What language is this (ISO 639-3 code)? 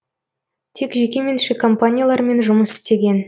kaz